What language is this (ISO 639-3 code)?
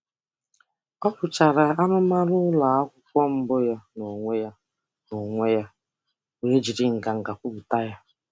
ibo